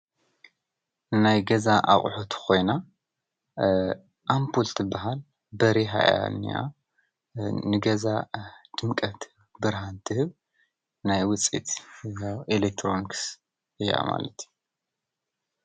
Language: Tigrinya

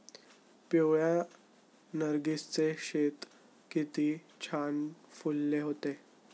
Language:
Marathi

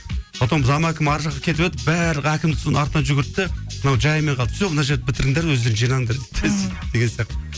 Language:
Kazakh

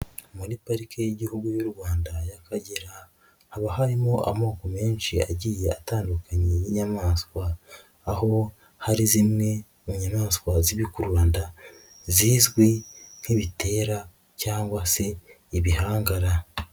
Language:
Kinyarwanda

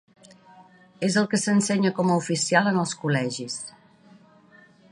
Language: Catalan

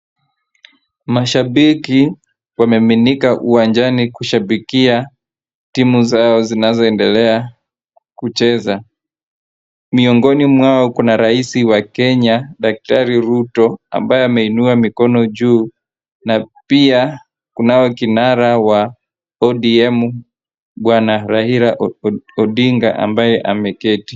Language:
Swahili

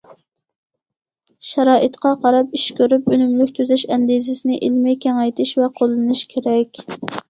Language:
Uyghur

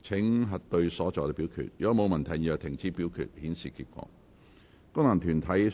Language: Cantonese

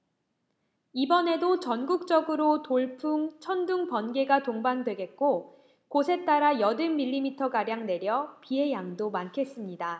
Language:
Korean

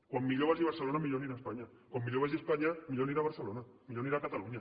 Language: Catalan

